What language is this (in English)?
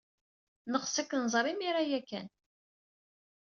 Kabyle